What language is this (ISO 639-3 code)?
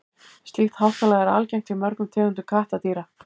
isl